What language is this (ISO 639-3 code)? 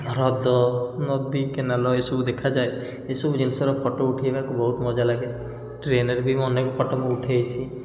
ori